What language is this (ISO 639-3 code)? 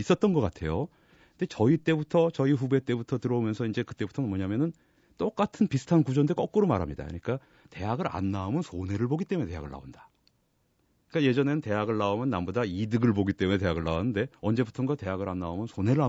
kor